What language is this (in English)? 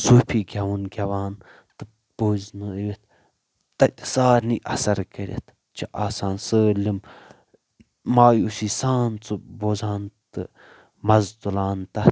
Kashmiri